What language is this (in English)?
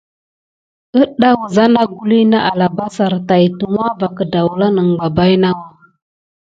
Gidar